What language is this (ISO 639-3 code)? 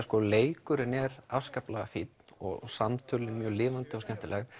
isl